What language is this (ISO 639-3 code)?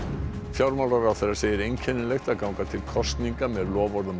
isl